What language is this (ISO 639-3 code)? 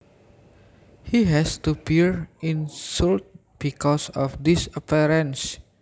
jav